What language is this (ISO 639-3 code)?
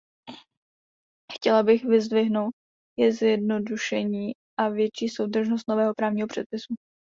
ces